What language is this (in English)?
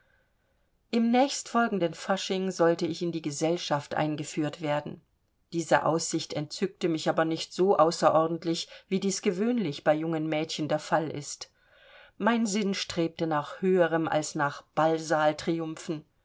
German